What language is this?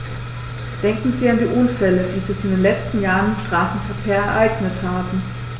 German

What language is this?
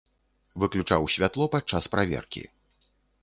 Belarusian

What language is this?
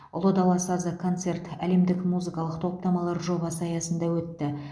Kazakh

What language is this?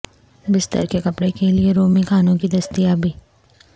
Urdu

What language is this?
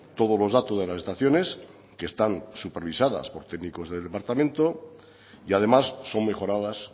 Spanish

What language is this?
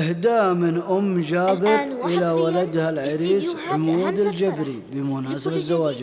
Arabic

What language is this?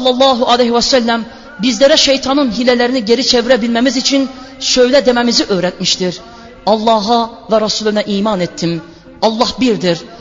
Turkish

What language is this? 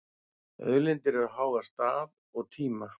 Icelandic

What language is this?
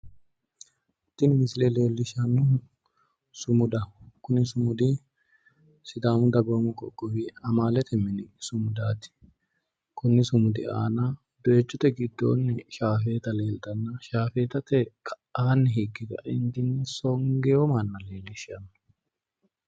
Sidamo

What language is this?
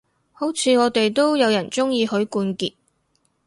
Cantonese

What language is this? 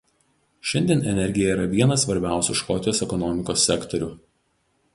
Lithuanian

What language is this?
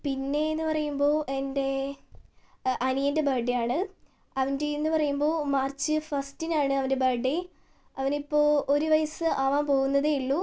Malayalam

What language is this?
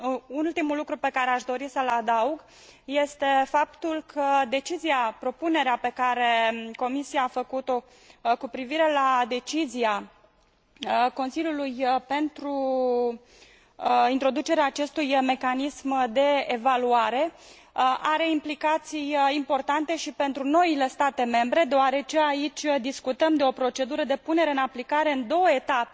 Romanian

